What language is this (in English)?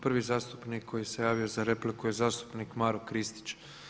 Croatian